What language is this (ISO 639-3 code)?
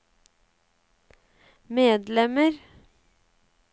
nor